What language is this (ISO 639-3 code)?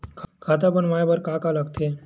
hne